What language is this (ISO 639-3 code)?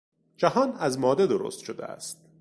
fas